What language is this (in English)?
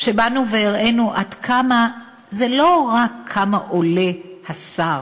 Hebrew